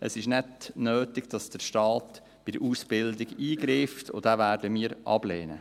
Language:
Swiss German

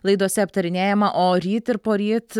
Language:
Lithuanian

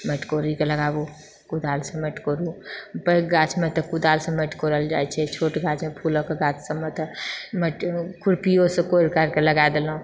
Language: Maithili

